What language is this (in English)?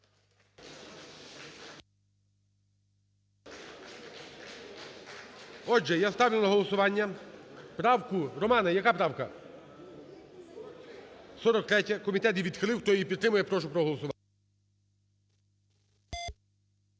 Ukrainian